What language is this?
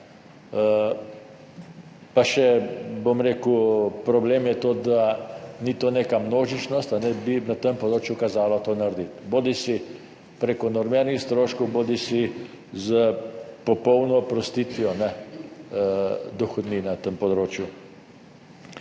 Slovenian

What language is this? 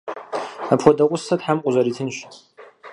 Kabardian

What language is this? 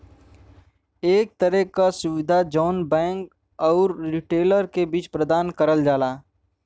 Bhojpuri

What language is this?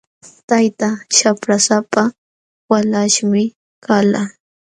Jauja Wanca Quechua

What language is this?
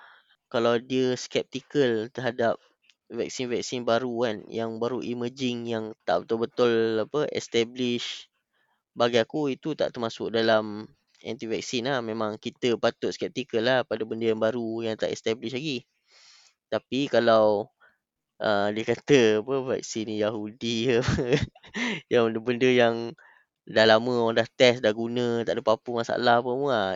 Malay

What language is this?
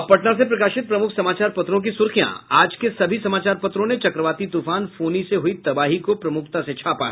Hindi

